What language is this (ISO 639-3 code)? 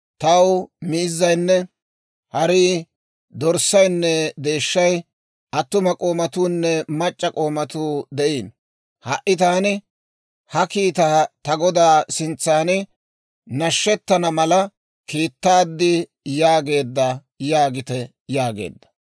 dwr